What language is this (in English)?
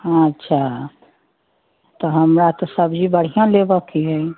Maithili